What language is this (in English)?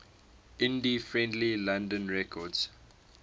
English